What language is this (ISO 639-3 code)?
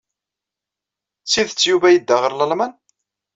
kab